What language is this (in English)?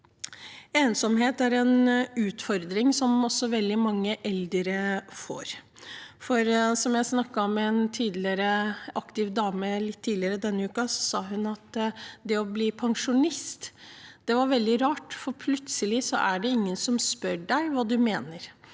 Norwegian